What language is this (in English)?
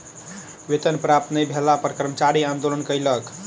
Maithili